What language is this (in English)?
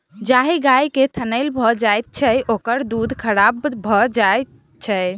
Maithili